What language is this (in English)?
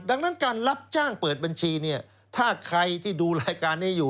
Thai